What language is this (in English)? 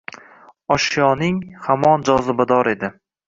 Uzbek